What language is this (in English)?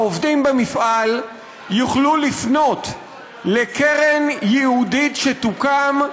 Hebrew